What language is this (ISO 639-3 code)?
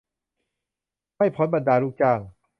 tha